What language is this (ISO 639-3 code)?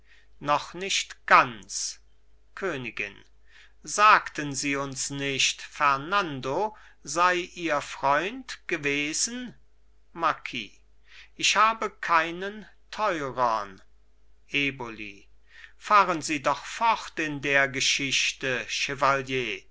deu